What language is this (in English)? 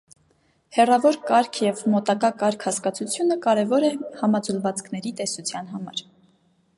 Armenian